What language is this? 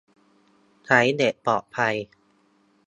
Thai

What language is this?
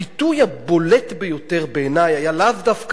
Hebrew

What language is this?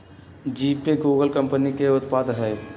Magahi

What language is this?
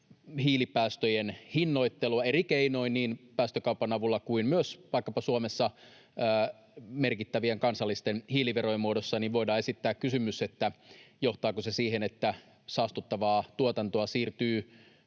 Finnish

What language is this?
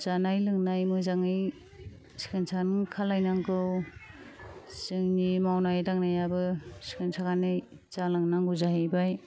Bodo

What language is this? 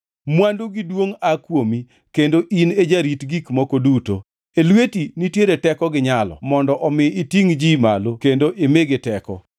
Luo (Kenya and Tanzania)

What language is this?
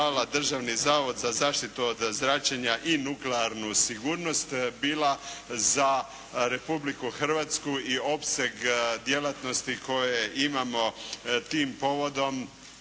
Croatian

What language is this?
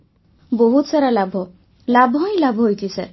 Odia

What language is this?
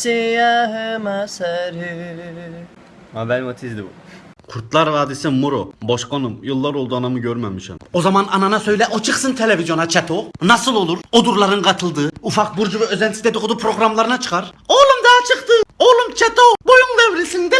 Turkish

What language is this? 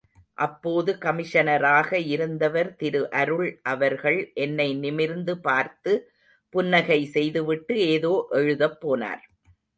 Tamil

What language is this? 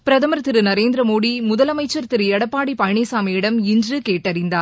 Tamil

